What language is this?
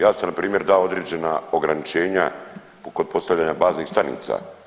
Croatian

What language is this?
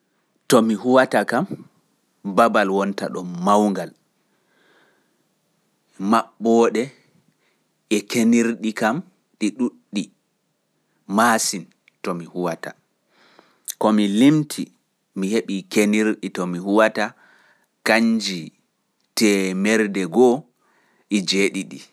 Pular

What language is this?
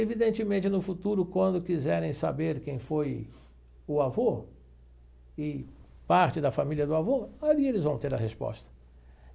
Portuguese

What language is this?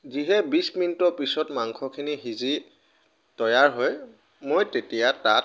Assamese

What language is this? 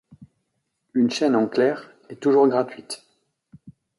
French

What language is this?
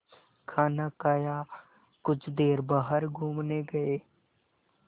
Hindi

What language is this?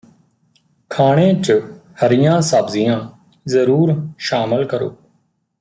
Punjabi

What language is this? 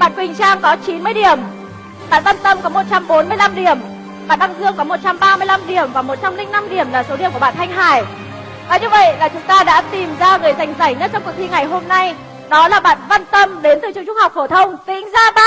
Vietnamese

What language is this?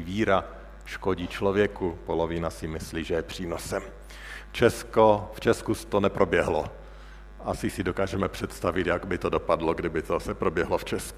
Czech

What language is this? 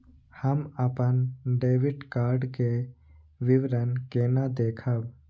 Maithili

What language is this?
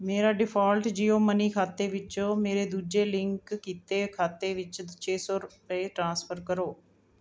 Punjabi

